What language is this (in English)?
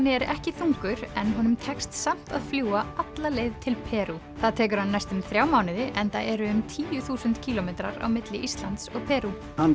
Icelandic